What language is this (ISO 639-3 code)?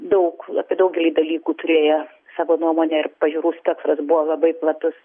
lit